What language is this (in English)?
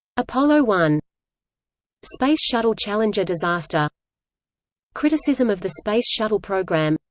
English